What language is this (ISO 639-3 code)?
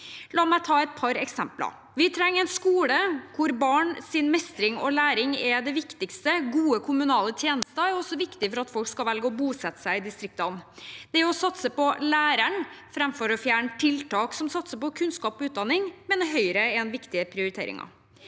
nor